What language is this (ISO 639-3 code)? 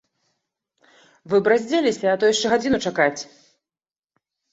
bel